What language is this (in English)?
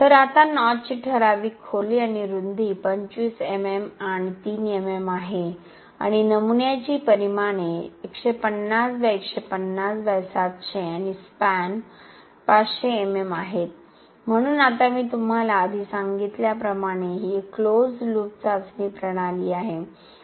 Marathi